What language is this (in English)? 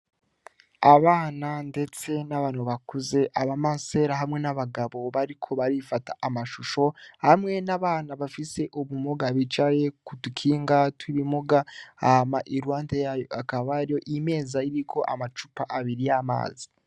Rundi